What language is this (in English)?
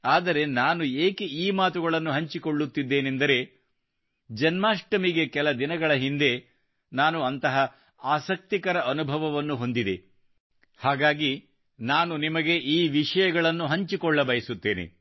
Kannada